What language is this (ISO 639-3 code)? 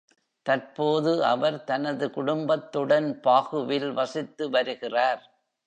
tam